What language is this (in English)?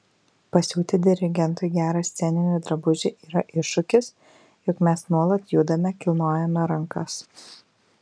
Lithuanian